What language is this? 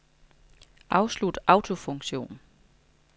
Danish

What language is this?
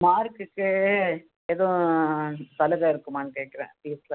Tamil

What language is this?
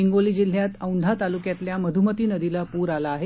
Marathi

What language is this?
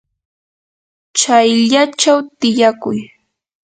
Yanahuanca Pasco Quechua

